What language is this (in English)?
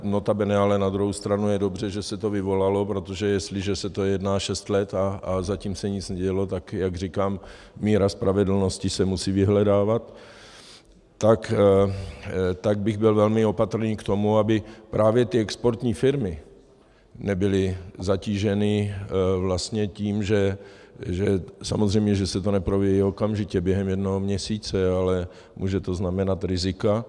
Czech